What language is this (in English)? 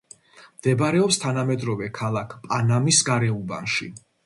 Georgian